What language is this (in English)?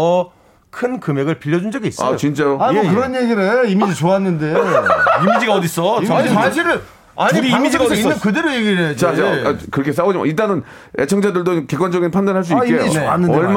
Korean